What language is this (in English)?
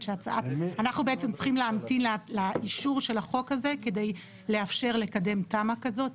Hebrew